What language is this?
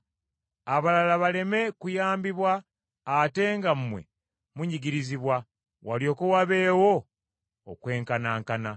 Ganda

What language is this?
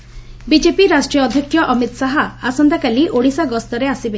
Odia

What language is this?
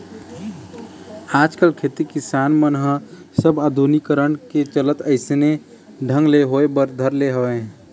Chhattisgarhi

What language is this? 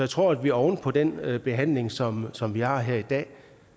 Danish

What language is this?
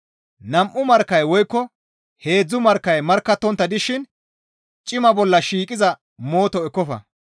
Gamo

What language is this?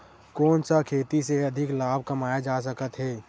Chhattisgarhi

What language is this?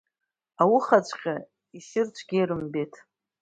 Abkhazian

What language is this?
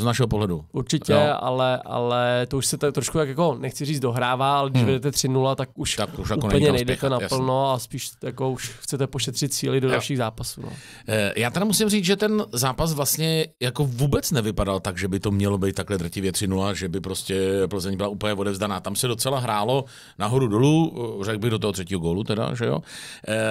Czech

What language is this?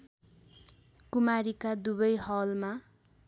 Nepali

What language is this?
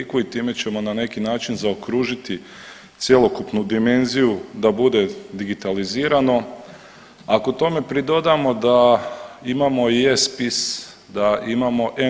Croatian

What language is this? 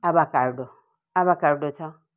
Nepali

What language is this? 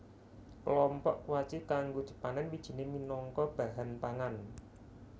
Javanese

